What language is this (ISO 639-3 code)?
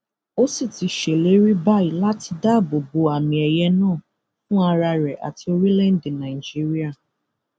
yor